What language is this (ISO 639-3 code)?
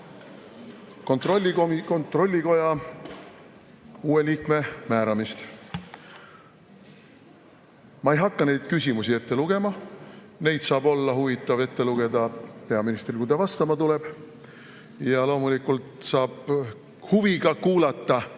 est